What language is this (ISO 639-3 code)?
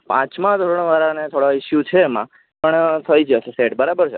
guj